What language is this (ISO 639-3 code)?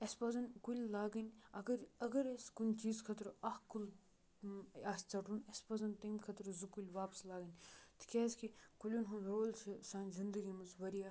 kas